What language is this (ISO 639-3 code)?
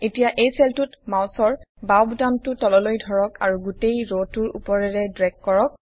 asm